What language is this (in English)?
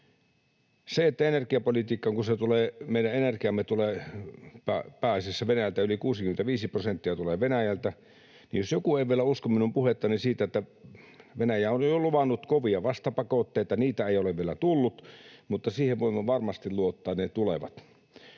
Finnish